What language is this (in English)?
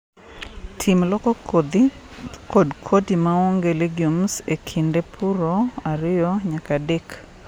Luo (Kenya and Tanzania)